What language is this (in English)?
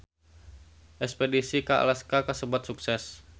Sundanese